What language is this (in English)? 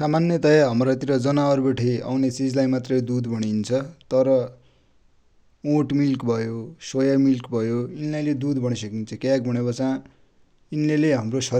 Dotyali